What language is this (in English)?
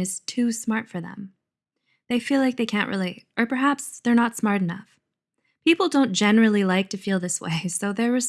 English